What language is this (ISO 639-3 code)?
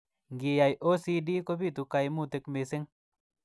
kln